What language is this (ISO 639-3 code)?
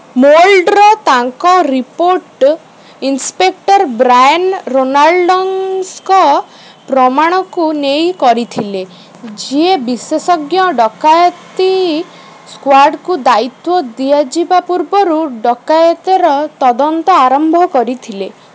ori